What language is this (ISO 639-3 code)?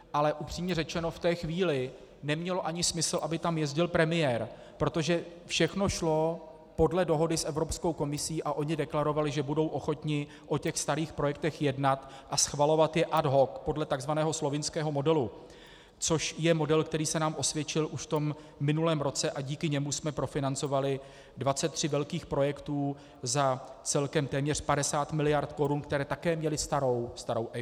ces